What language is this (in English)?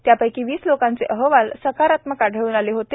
Marathi